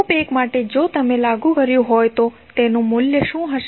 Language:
Gujarati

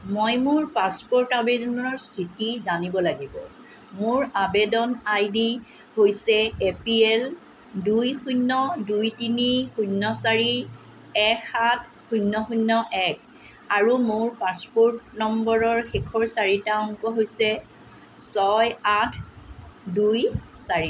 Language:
Assamese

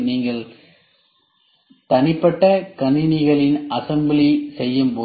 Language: Tamil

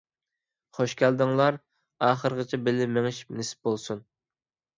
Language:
Uyghur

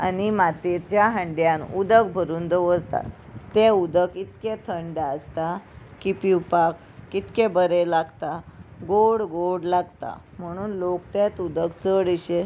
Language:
Konkani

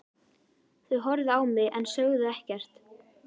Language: Icelandic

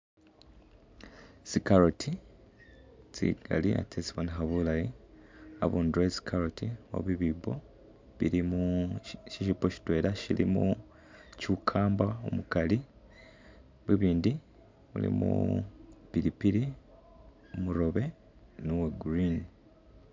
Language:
Masaaba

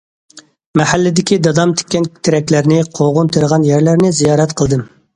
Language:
Uyghur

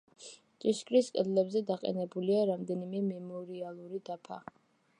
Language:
Georgian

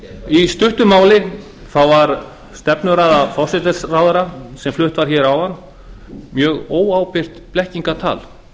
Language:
Icelandic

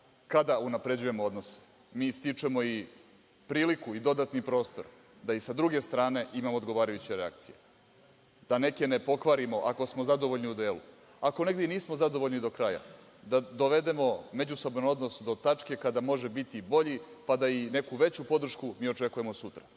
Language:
Serbian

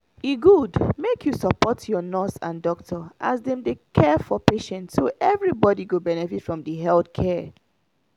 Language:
Nigerian Pidgin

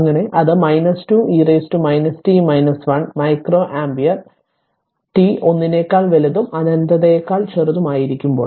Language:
Malayalam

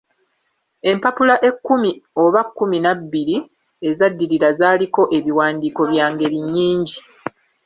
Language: Ganda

